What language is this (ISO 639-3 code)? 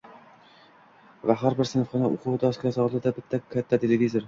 uzb